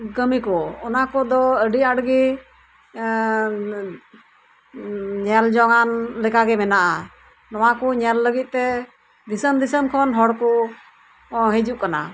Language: Santali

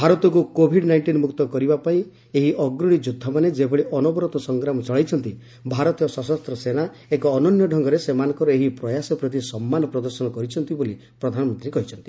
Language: Odia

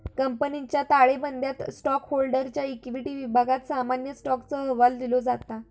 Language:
Marathi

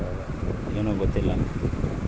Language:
Kannada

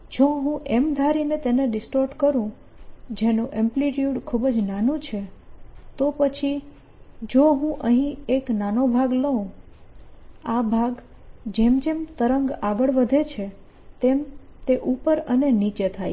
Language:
Gujarati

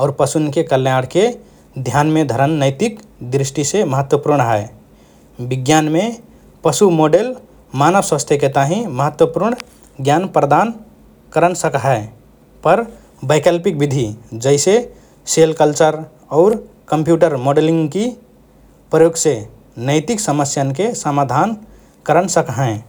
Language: Rana Tharu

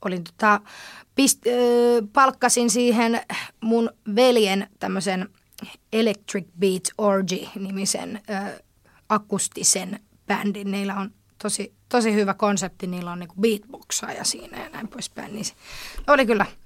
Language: Finnish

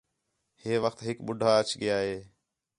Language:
Khetrani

